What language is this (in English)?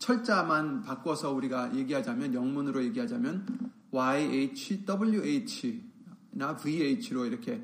Korean